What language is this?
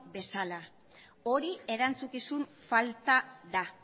Basque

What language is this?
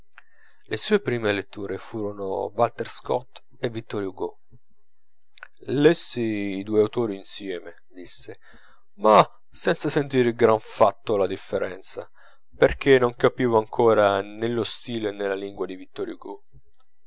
Italian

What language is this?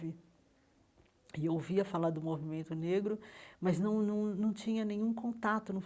Portuguese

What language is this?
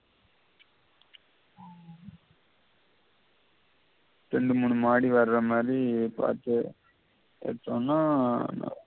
Tamil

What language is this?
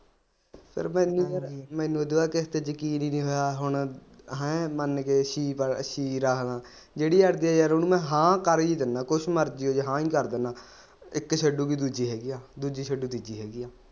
Punjabi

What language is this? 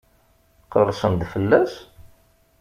Kabyle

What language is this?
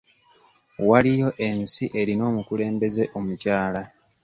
Ganda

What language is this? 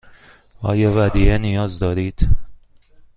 Persian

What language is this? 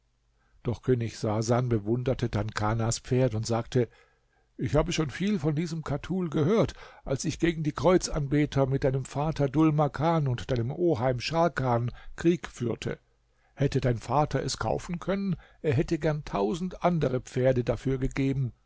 German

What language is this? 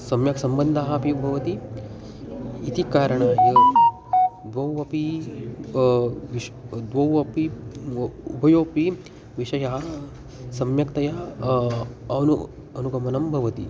Sanskrit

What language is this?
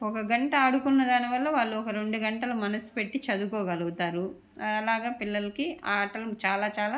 Telugu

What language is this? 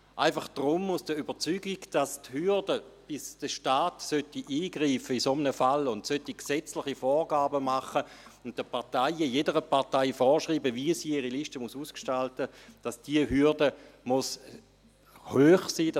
Swiss German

